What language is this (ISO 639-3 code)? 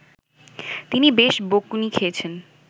ben